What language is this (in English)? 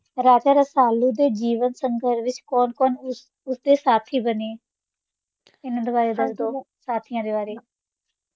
Punjabi